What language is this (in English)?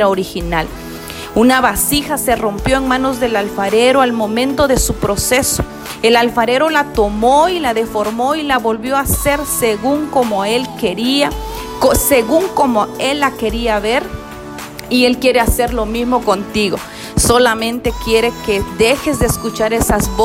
Spanish